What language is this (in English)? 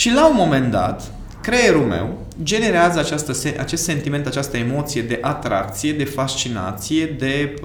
Romanian